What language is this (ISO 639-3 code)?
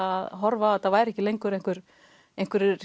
isl